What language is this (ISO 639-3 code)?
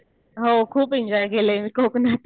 mar